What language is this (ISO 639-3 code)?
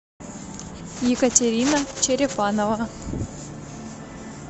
rus